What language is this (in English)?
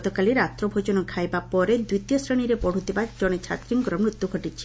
Odia